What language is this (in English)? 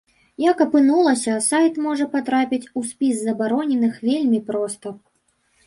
Belarusian